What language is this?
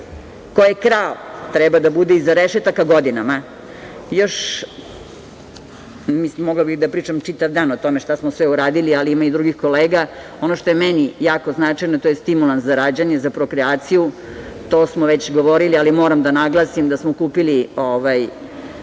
Serbian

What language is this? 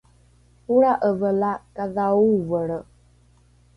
Rukai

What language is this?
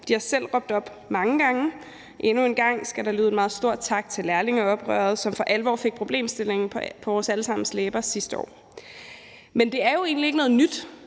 Danish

